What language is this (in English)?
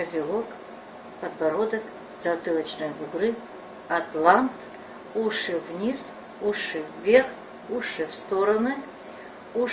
Russian